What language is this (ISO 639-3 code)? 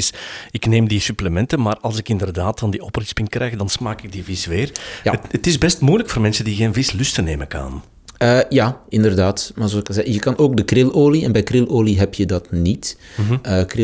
nld